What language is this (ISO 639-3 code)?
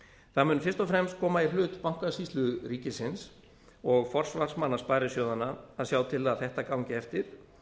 isl